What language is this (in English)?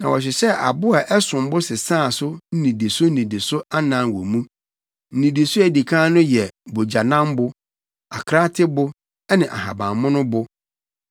Akan